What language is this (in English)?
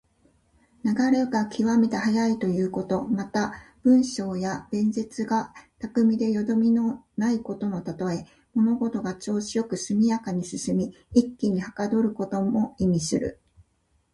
Japanese